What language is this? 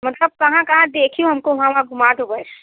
Hindi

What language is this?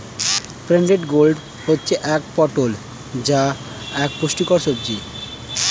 Bangla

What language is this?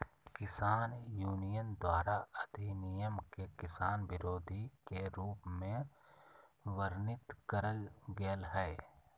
Magahi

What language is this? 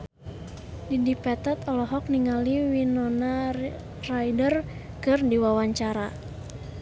Sundanese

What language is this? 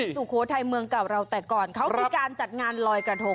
Thai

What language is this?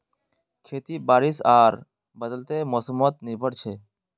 Magahi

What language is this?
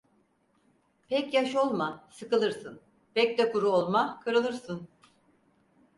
Turkish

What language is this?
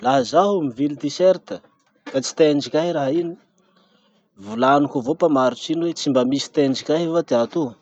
Masikoro Malagasy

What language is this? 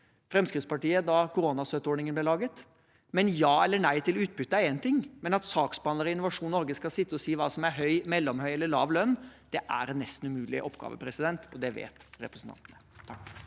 Norwegian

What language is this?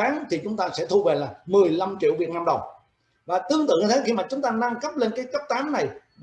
Vietnamese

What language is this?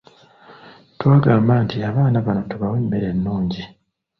Ganda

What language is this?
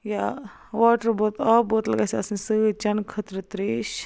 Kashmiri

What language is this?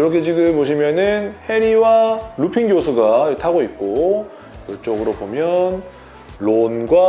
Korean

